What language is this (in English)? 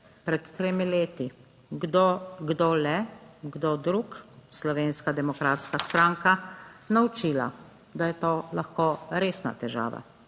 Slovenian